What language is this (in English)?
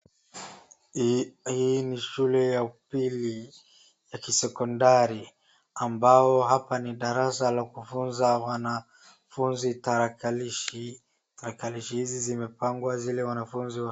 Swahili